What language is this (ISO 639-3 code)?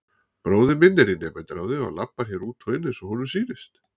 isl